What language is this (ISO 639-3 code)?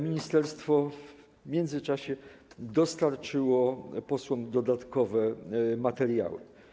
pol